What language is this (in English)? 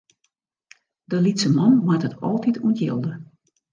Western Frisian